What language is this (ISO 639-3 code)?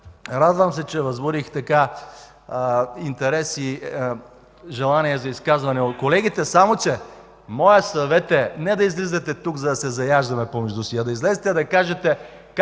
bul